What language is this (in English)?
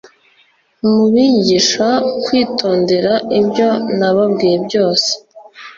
Kinyarwanda